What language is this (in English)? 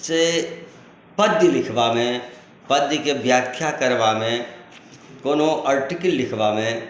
Maithili